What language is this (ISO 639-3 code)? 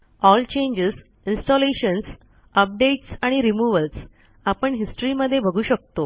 mar